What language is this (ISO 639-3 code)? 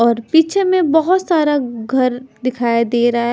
hin